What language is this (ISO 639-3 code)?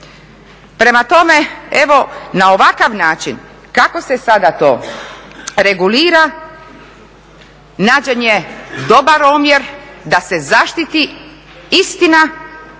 hrv